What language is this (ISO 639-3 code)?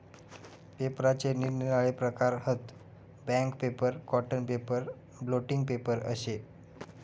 mar